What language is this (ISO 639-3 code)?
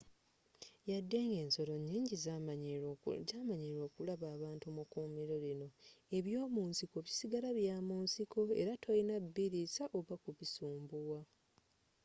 lug